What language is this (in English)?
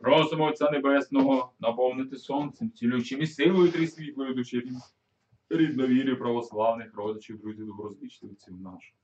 Ukrainian